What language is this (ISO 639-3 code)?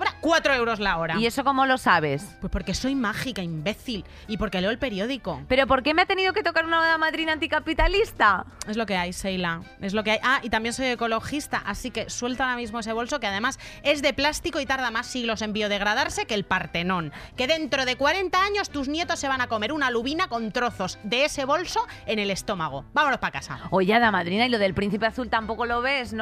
spa